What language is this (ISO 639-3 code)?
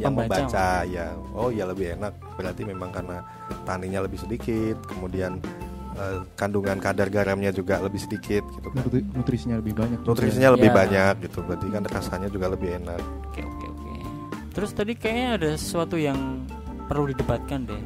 ind